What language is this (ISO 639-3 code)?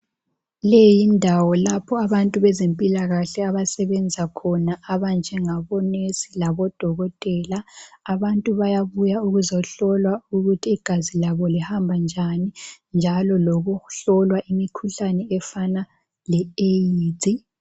nde